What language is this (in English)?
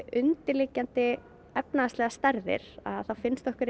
Icelandic